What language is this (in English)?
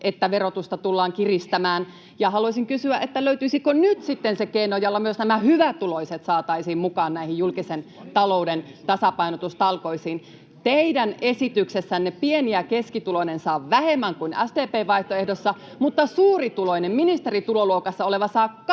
Finnish